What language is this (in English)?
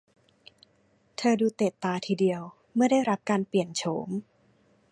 Thai